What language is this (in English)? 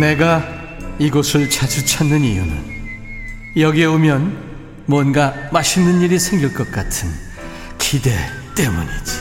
Korean